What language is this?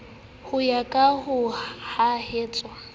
Southern Sotho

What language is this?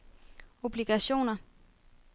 Danish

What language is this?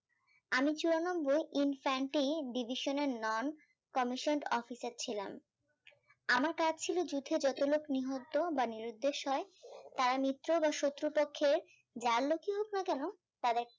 Bangla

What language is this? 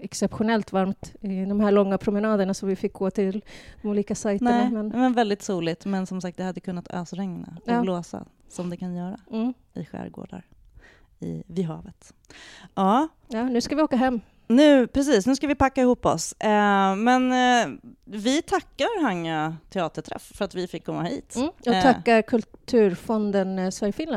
Swedish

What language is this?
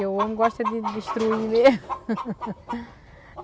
Portuguese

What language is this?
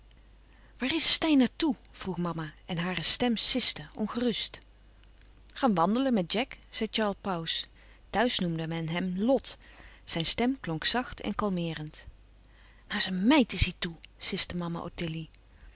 Dutch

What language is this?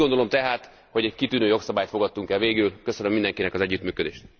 Hungarian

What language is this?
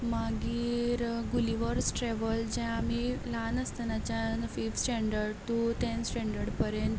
Konkani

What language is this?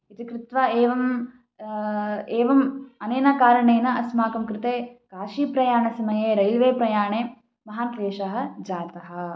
Sanskrit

